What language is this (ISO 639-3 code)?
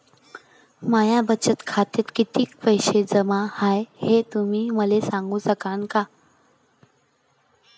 mar